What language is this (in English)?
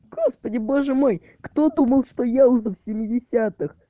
Russian